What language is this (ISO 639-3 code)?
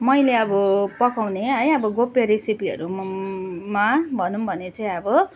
nep